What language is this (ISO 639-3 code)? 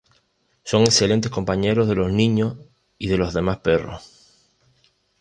spa